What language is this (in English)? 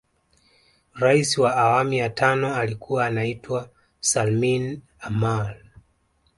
Swahili